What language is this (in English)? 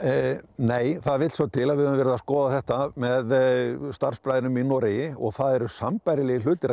Icelandic